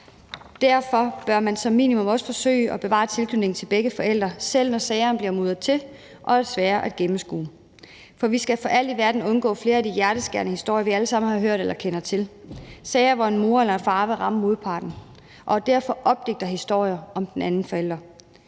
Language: Danish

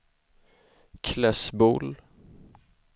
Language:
Swedish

